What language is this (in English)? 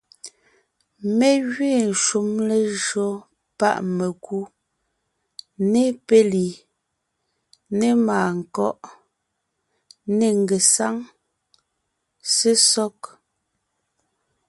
Ngiemboon